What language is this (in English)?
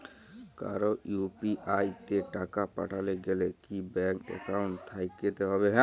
Bangla